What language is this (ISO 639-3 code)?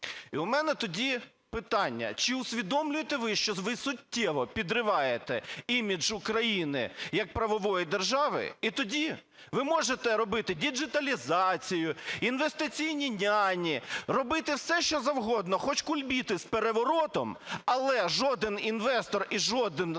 ukr